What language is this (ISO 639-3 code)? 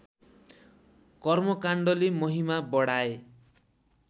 nep